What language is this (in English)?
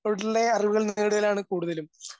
Malayalam